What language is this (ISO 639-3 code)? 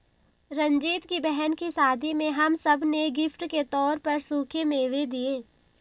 hin